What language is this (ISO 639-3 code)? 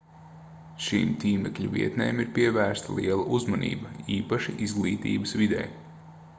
lav